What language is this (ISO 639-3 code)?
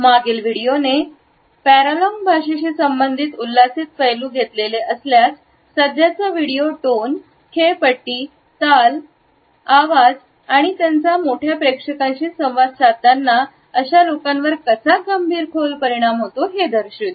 mar